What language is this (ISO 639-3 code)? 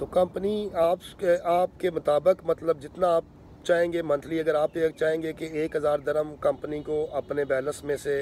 hin